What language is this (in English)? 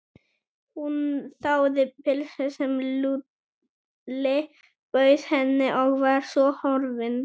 Icelandic